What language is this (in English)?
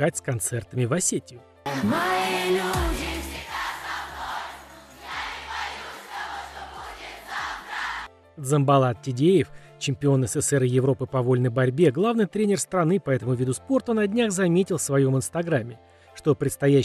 Russian